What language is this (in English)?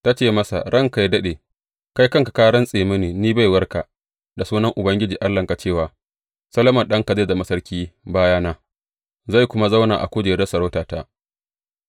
Hausa